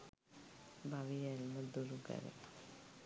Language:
Sinhala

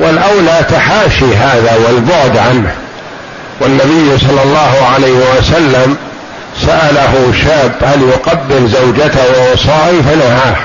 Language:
Arabic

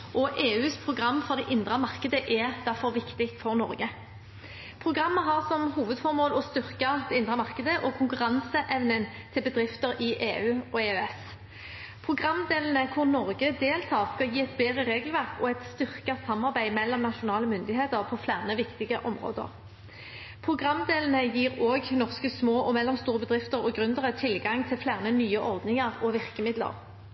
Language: Norwegian Bokmål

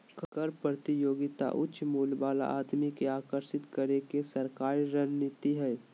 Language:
Magahi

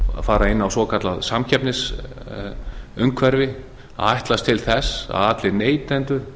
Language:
Icelandic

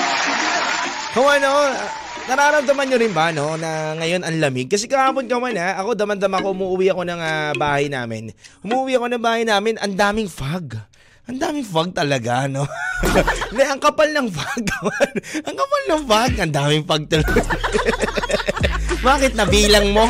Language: Filipino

